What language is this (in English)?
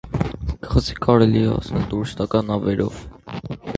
Armenian